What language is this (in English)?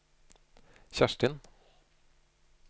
Norwegian